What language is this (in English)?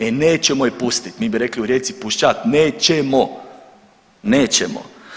Croatian